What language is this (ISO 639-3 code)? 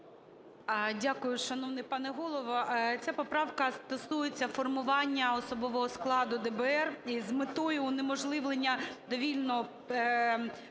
ukr